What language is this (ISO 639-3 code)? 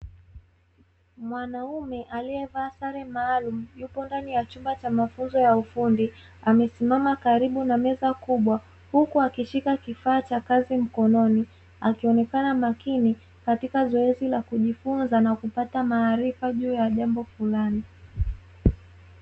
swa